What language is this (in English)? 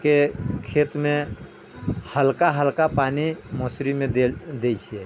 Maithili